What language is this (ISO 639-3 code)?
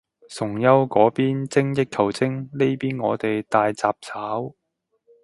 yue